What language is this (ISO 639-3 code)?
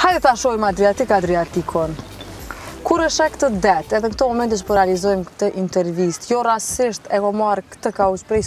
ron